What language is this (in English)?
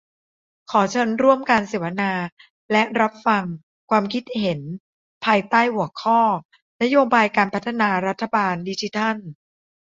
Thai